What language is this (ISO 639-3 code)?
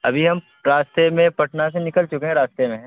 urd